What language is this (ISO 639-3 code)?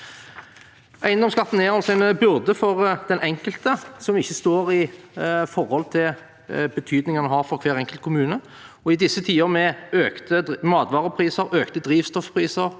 nor